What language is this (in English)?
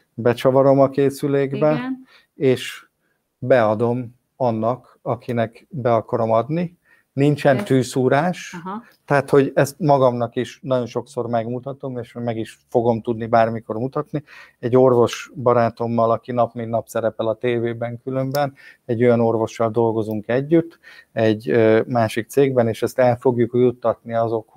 Hungarian